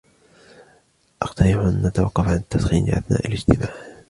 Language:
Arabic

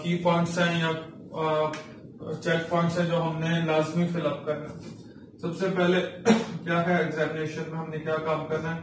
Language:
Hindi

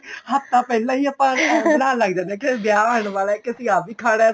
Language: Punjabi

